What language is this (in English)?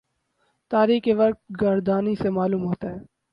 Urdu